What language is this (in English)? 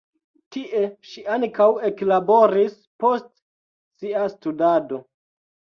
Esperanto